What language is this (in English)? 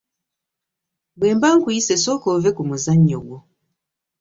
Ganda